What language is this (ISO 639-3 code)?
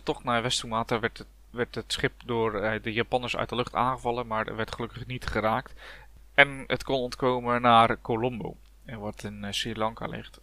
nld